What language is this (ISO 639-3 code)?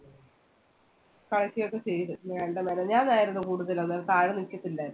mal